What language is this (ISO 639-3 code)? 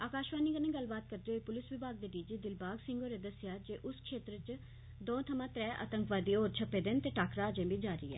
doi